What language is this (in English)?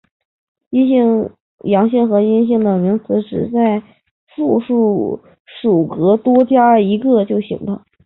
Chinese